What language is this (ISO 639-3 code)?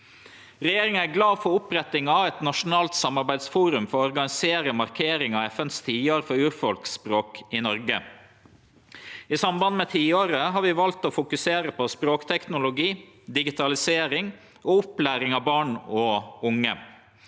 nor